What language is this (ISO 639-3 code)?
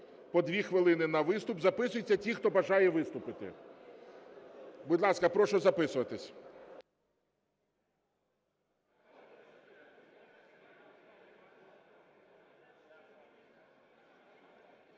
ukr